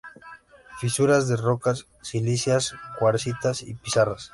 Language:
Spanish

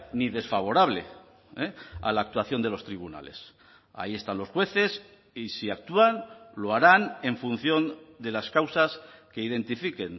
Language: Spanish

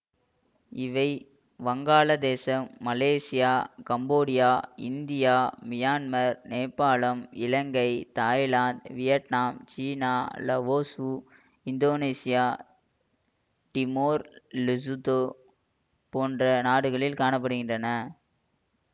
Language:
Tamil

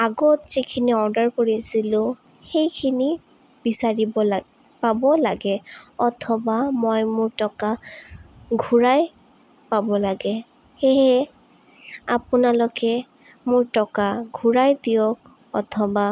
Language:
Assamese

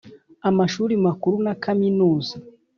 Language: Kinyarwanda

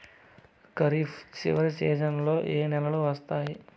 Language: Telugu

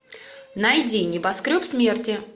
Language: Russian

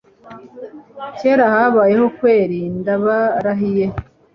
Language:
Kinyarwanda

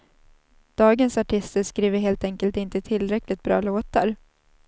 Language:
Swedish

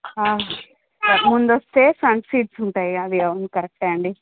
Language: Telugu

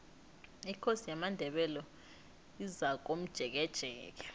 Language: South Ndebele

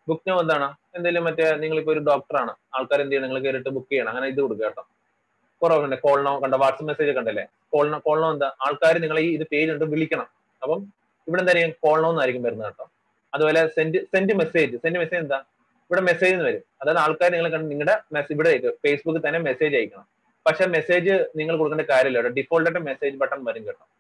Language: Malayalam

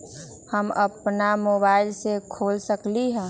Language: Magahi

